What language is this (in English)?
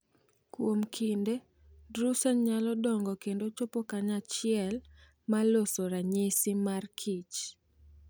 Luo (Kenya and Tanzania)